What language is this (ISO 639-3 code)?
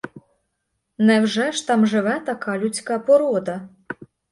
ukr